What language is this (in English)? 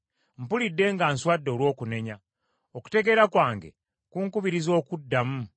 Ganda